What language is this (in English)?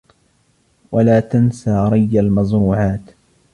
Arabic